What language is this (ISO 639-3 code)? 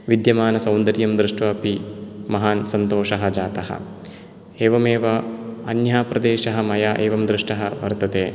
san